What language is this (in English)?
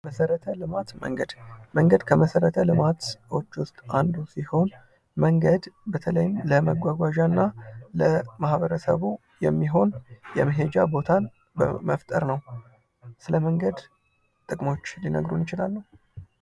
Amharic